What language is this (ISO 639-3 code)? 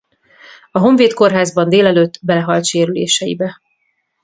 hun